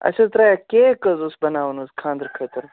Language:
Kashmiri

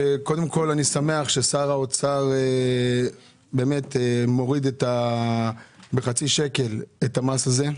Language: Hebrew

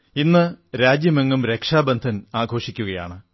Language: Malayalam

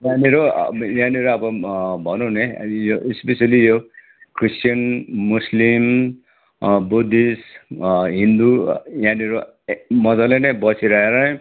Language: Nepali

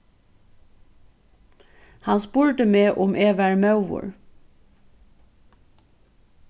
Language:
Faroese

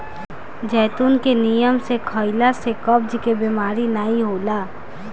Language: Bhojpuri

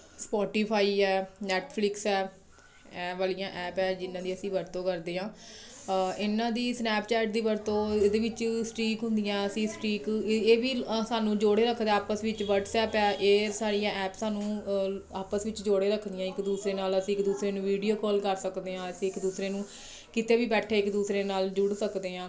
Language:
Punjabi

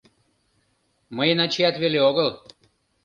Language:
Mari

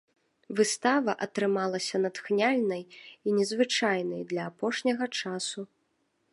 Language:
Belarusian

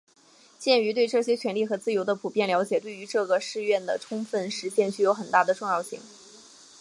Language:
Chinese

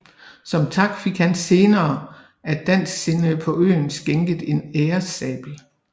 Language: Danish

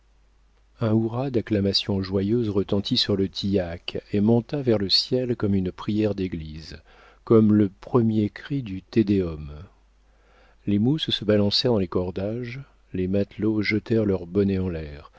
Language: French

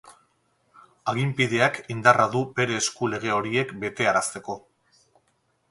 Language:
Basque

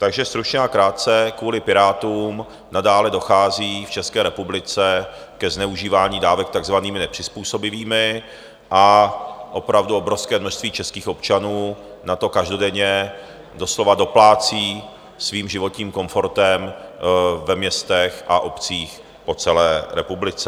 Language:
Czech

